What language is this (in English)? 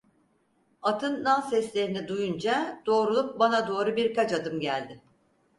Turkish